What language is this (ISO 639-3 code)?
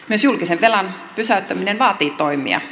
fin